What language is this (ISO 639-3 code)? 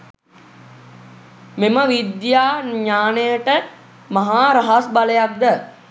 sin